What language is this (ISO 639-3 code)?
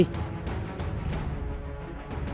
vie